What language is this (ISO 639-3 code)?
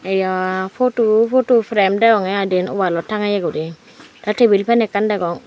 ccp